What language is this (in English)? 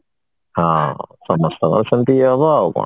Odia